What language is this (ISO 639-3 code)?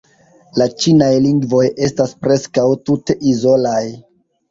epo